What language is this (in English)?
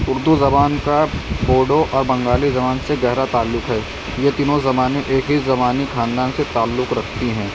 Urdu